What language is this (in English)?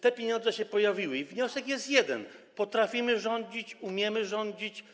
Polish